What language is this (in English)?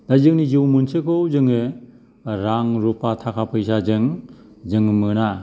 Bodo